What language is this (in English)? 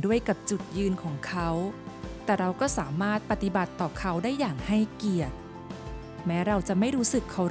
Thai